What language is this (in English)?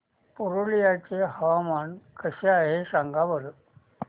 Marathi